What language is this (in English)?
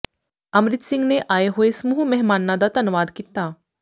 Punjabi